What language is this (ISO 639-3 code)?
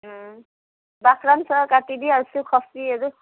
nep